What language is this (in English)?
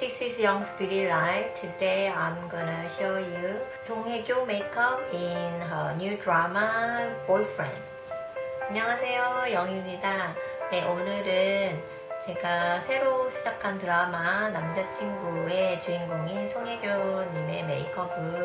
Korean